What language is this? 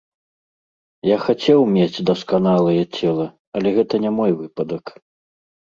Belarusian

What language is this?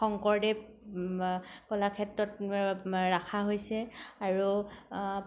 Assamese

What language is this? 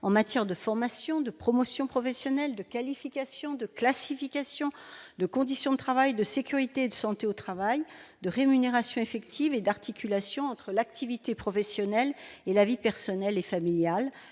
French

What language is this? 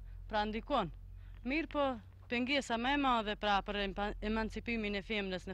Romanian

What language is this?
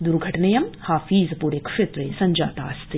Sanskrit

